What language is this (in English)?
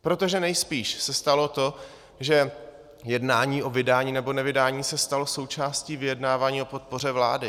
Czech